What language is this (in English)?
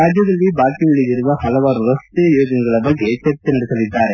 Kannada